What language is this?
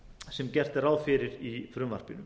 Icelandic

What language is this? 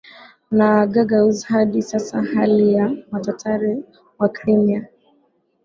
Swahili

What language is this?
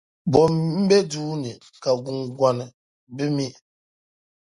Dagbani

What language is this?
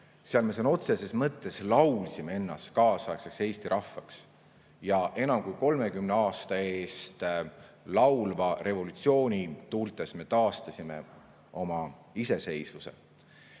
Estonian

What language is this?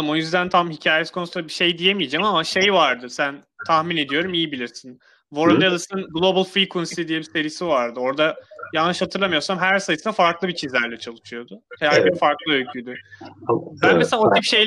Turkish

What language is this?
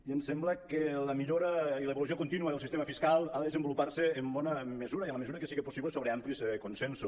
Catalan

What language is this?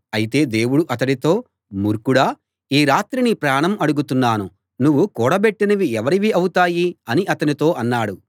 Telugu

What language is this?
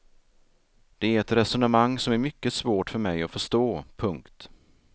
Swedish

